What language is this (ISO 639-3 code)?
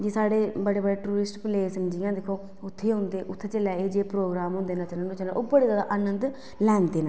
doi